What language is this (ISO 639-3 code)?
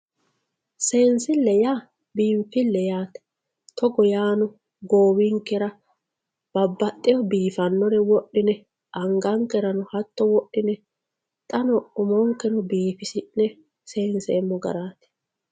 sid